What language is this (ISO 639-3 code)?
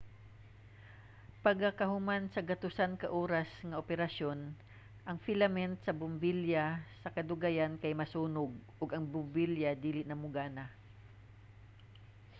ceb